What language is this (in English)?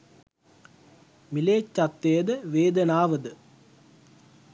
Sinhala